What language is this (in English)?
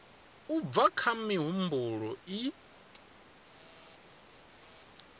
Venda